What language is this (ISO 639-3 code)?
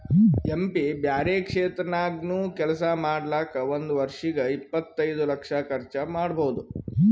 kan